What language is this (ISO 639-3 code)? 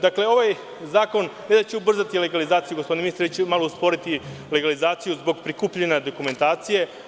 srp